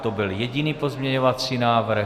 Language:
Czech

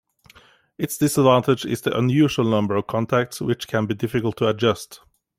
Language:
English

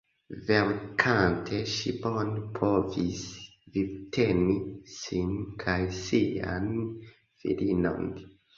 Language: Esperanto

